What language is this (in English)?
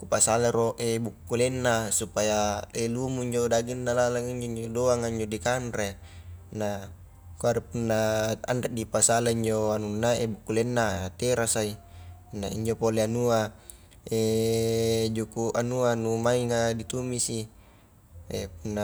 Highland Konjo